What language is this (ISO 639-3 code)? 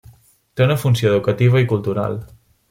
cat